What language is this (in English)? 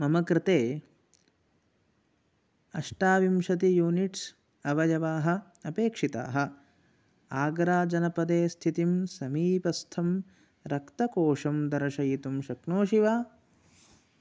Sanskrit